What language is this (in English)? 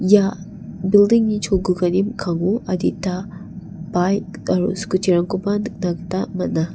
Garo